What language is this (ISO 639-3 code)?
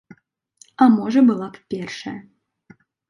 bel